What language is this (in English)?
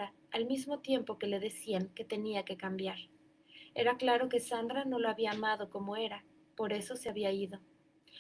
Spanish